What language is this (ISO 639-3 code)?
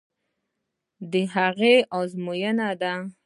pus